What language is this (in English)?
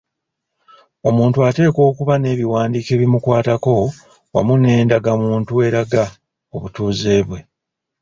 Ganda